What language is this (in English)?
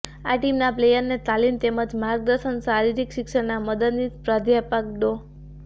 Gujarati